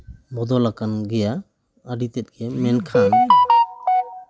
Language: Santali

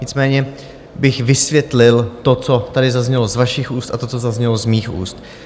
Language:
Czech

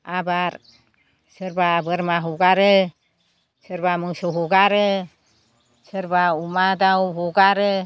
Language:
Bodo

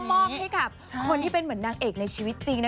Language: Thai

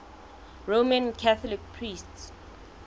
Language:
Southern Sotho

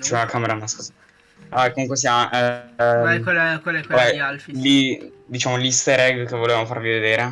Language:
Italian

